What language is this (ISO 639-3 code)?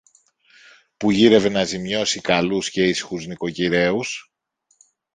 ell